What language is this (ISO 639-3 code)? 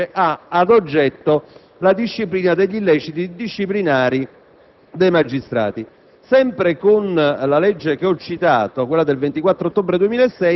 ita